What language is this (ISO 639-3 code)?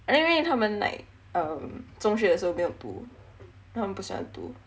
eng